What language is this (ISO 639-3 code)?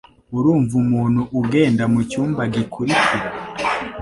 kin